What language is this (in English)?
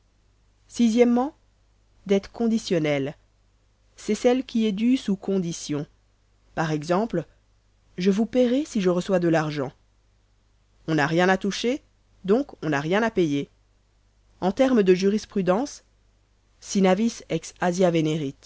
French